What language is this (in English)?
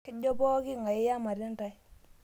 Masai